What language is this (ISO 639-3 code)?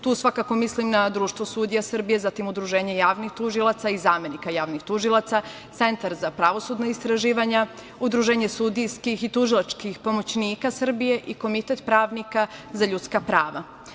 srp